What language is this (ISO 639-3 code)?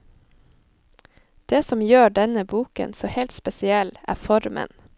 nor